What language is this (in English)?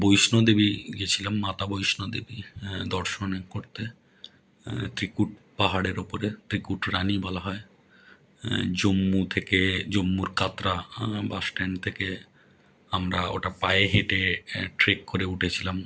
Bangla